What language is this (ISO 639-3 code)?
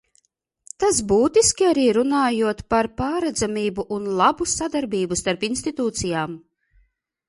lav